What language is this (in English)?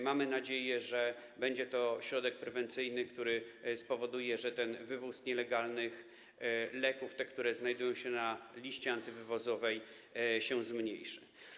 Polish